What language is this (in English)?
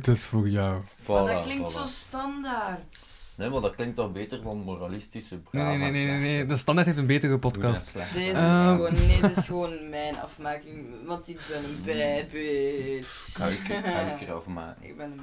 Dutch